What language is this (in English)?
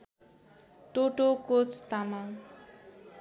Nepali